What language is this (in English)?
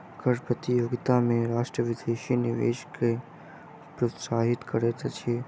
Maithili